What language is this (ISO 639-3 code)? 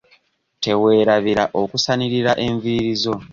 lug